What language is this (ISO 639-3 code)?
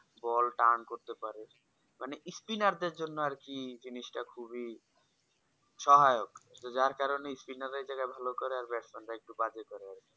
ben